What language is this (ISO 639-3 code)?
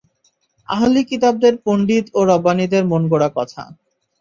ben